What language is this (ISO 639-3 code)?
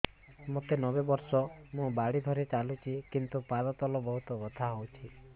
ori